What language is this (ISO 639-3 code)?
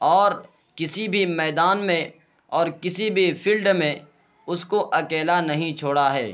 urd